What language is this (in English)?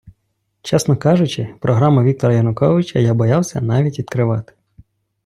Ukrainian